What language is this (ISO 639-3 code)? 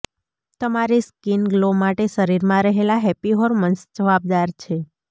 guj